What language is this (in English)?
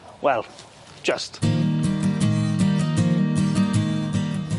Welsh